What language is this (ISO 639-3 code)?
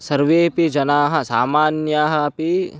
san